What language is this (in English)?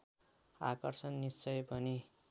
Nepali